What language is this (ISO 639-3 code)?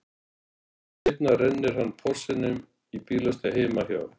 isl